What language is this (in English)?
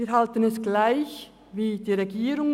Swiss German